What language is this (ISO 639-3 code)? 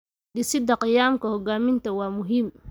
som